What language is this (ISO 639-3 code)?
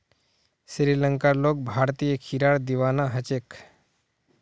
mag